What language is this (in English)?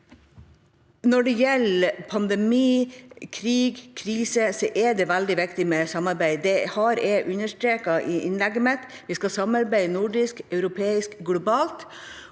Norwegian